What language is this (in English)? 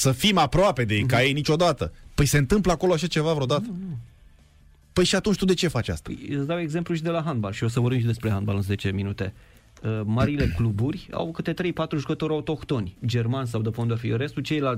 Romanian